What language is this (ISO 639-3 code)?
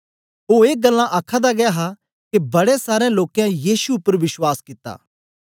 doi